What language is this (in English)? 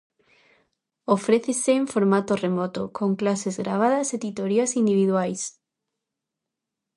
Galician